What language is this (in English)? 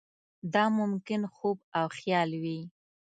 Pashto